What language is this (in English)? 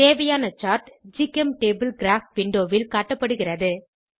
Tamil